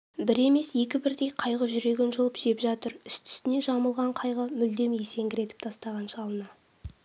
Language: Kazakh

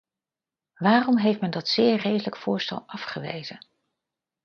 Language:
Dutch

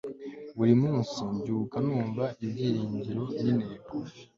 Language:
Kinyarwanda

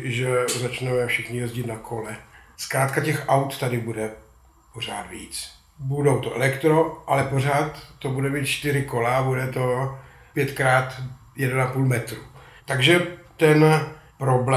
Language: Czech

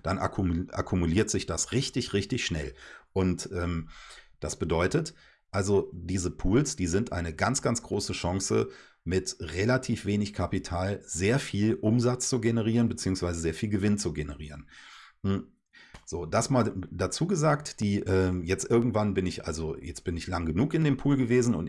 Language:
German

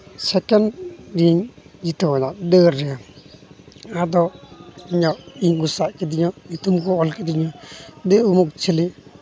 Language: Santali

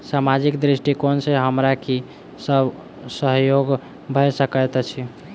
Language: Maithili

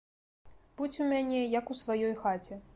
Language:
Belarusian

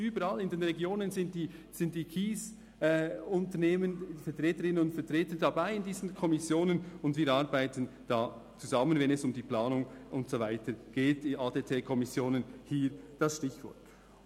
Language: Swiss German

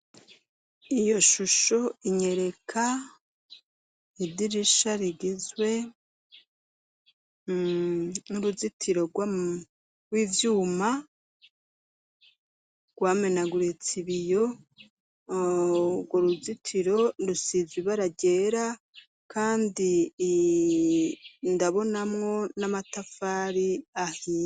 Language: Rundi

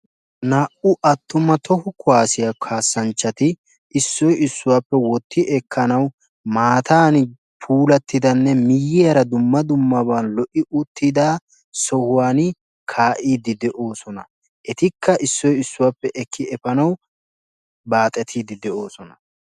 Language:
Wolaytta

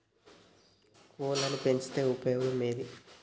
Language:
Telugu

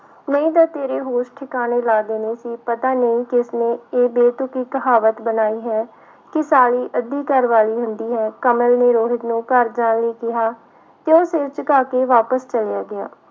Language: Punjabi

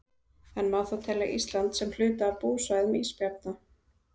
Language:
Icelandic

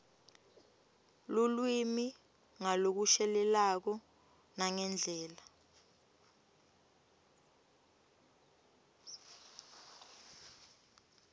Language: Swati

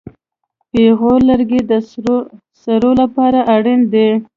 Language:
Pashto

